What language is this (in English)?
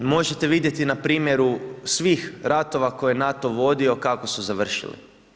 Croatian